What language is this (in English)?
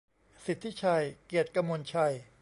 Thai